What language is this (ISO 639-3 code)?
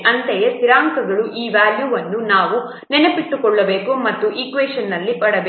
kan